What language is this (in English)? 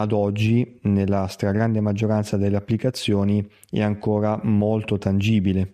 Italian